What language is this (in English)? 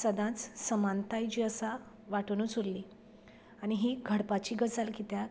Konkani